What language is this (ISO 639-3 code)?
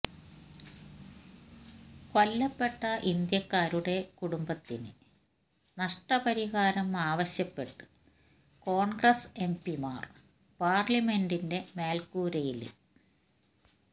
mal